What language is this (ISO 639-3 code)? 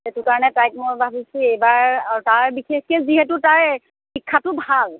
asm